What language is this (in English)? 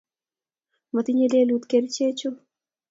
Kalenjin